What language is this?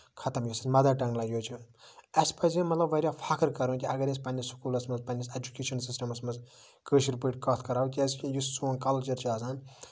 Kashmiri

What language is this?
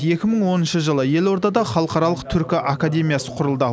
Kazakh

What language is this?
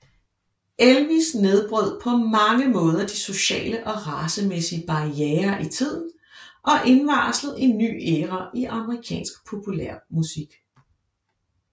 Danish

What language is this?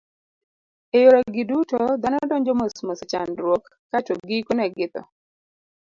Luo (Kenya and Tanzania)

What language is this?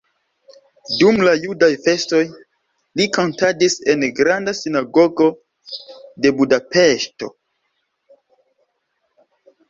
Esperanto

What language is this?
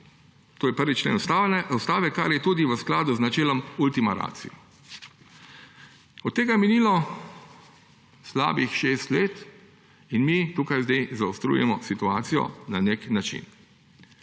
Slovenian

